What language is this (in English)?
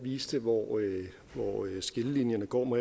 Danish